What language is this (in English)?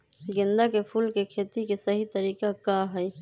Magahi